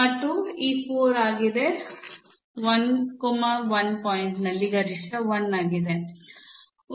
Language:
Kannada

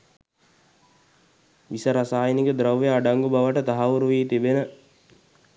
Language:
Sinhala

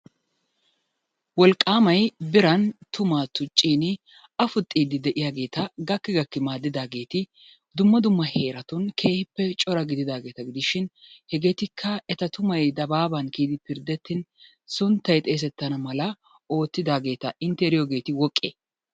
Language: Wolaytta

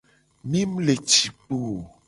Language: Gen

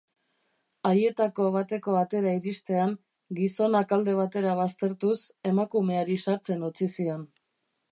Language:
Basque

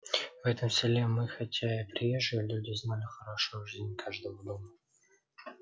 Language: Russian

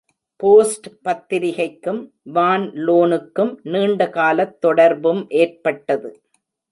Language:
Tamil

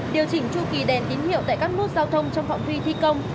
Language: Vietnamese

